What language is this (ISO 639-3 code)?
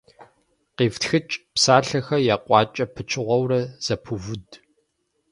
kbd